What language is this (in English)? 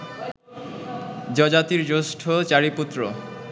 Bangla